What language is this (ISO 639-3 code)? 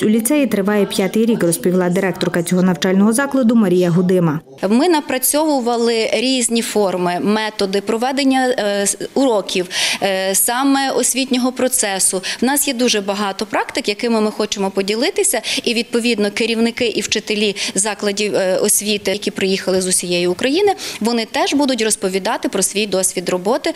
ukr